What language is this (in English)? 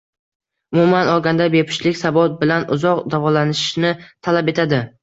Uzbek